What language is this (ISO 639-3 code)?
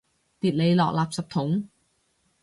yue